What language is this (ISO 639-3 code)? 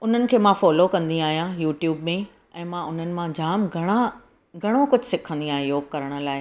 snd